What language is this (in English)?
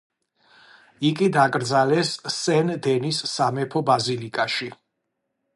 Georgian